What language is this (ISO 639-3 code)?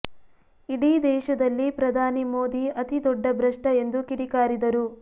kan